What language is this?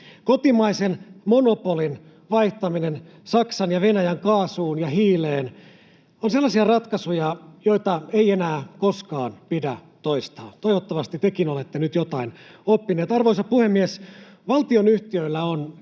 Finnish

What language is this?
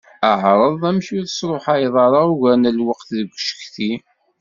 Kabyle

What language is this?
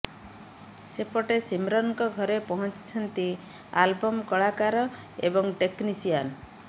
Odia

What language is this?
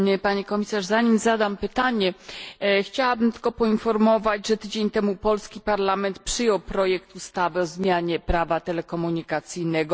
Polish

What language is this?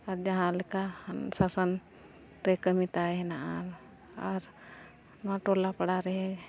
Santali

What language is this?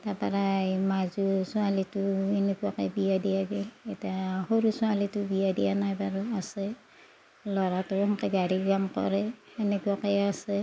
Assamese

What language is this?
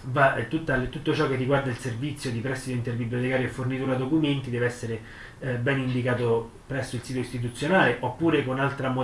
Italian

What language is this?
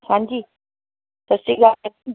Punjabi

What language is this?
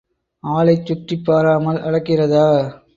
Tamil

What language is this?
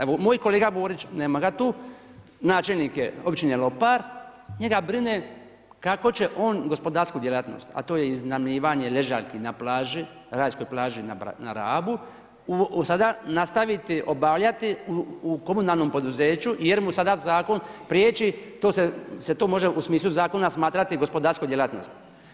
Croatian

